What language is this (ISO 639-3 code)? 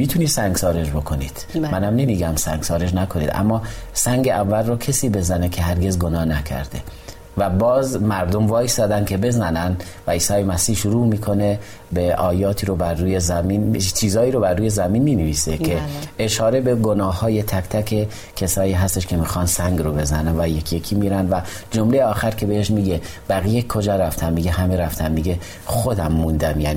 fas